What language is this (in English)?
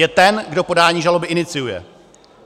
Czech